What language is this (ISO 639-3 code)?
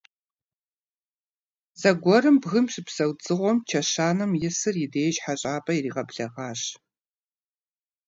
kbd